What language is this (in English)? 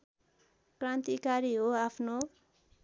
Nepali